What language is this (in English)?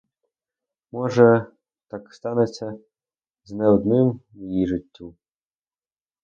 Ukrainian